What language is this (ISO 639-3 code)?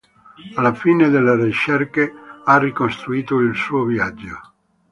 ita